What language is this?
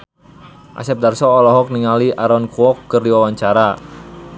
Sundanese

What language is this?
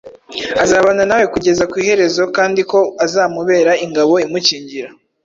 Kinyarwanda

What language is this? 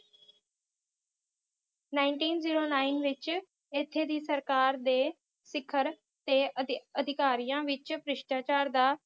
Punjabi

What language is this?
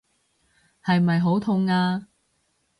Cantonese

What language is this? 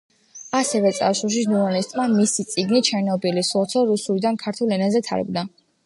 Georgian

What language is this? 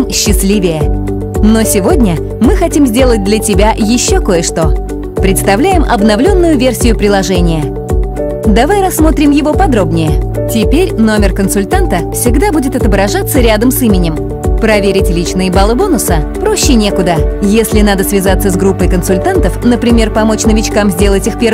Russian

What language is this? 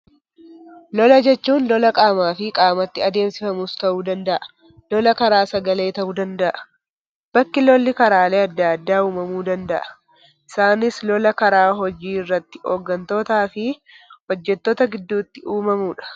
Oromo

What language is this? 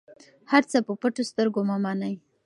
Pashto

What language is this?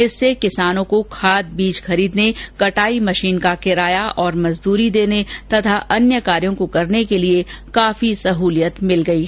Hindi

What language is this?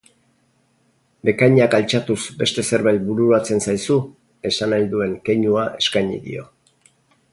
Basque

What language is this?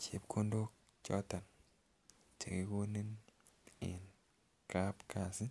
Kalenjin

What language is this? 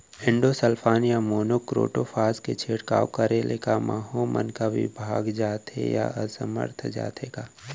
Chhattisgarhi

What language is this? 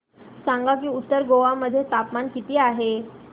Marathi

